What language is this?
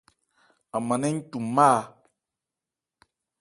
Ebrié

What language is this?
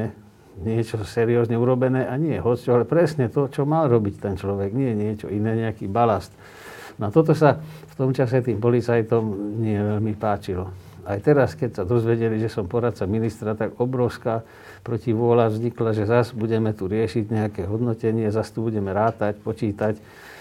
Slovak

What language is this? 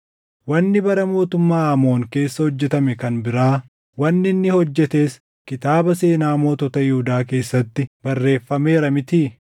Oromo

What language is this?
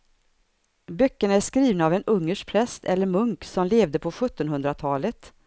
Swedish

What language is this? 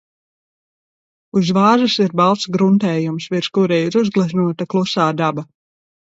Latvian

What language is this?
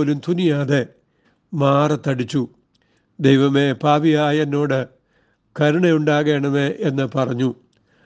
Malayalam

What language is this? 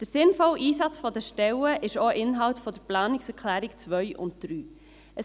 Swiss German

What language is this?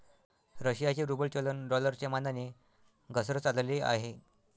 Marathi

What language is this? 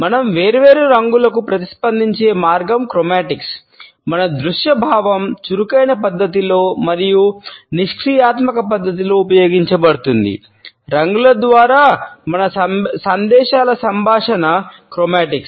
Telugu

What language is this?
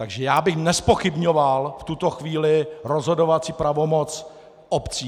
Czech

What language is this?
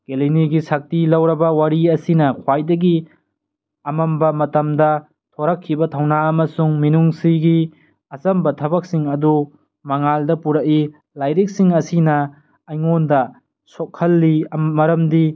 Manipuri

